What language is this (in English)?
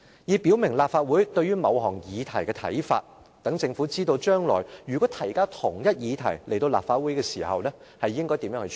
Cantonese